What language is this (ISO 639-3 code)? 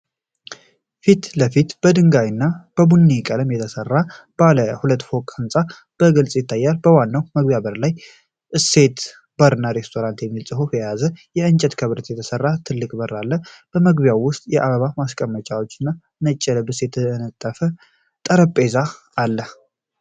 amh